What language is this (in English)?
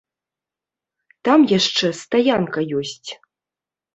Belarusian